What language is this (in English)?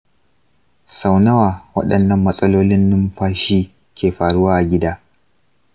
Hausa